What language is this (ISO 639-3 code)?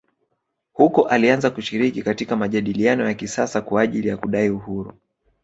swa